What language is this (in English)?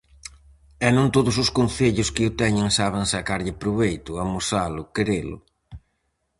Galician